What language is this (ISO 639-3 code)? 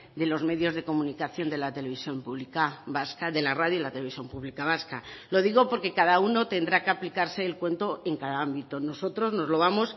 spa